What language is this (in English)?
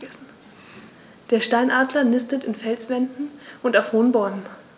German